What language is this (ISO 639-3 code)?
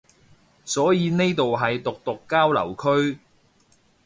yue